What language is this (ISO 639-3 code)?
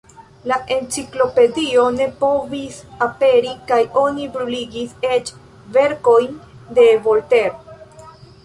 epo